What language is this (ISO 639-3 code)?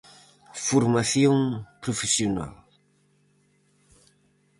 glg